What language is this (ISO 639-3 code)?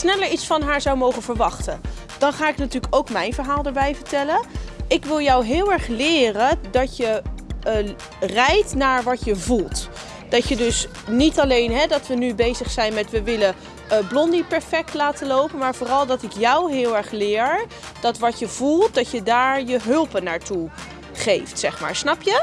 nld